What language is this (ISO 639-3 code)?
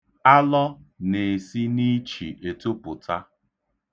ibo